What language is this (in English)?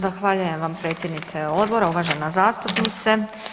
Croatian